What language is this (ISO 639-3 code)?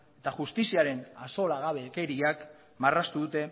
eus